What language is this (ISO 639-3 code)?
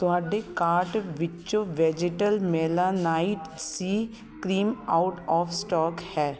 pan